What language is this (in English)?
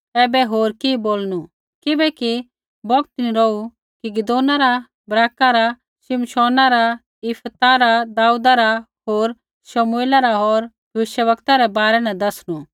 Kullu Pahari